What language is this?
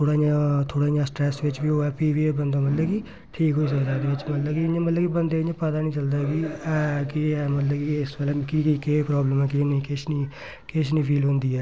Dogri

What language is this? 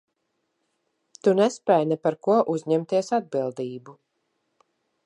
Latvian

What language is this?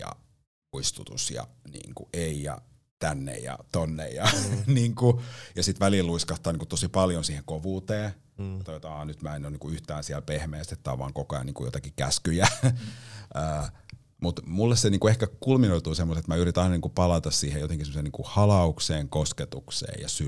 Finnish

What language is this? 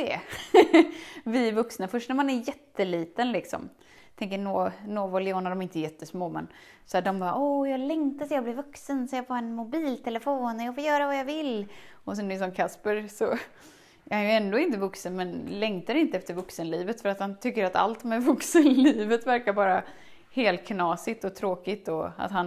Swedish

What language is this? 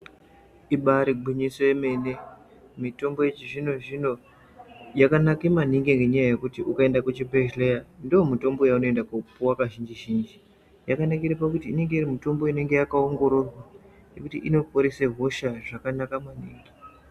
Ndau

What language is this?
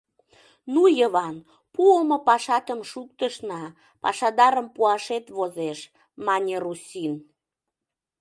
Mari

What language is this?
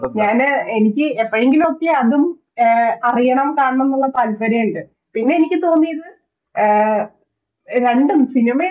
Malayalam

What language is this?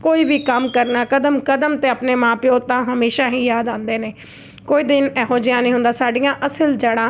Punjabi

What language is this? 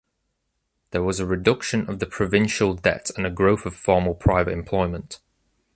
English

